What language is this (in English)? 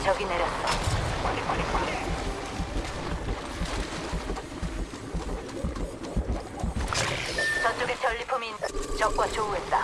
Korean